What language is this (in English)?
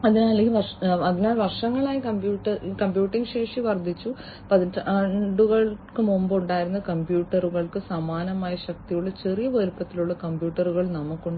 Malayalam